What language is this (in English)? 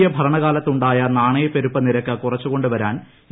Malayalam